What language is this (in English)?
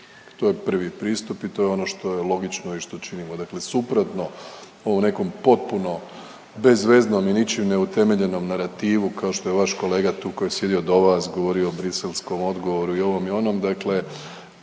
Croatian